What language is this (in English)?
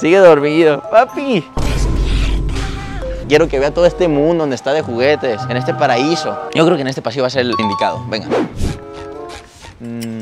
Spanish